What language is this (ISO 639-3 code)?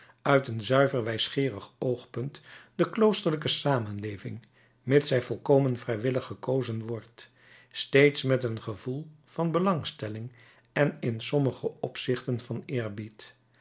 nld